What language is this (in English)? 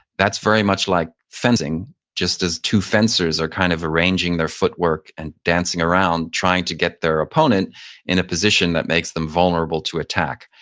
English